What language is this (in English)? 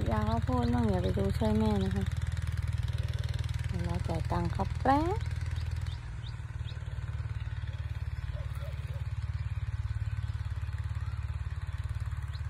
Thai